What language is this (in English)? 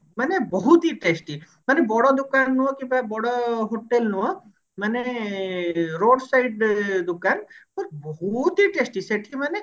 Odia